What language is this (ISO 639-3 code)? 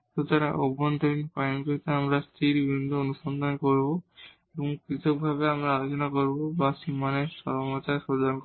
ben